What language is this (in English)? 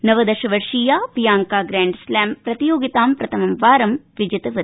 Sanskrit